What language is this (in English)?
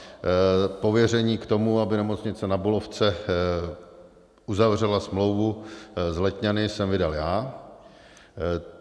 Czech